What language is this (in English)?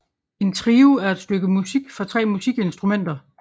Danish